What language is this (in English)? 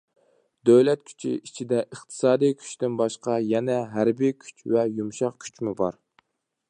Uyghur